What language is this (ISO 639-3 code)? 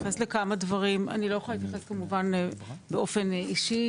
heb